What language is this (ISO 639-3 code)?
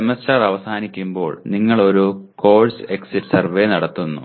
mal